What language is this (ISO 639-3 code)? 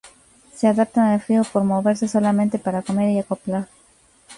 spa